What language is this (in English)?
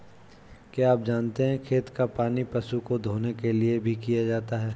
Hindi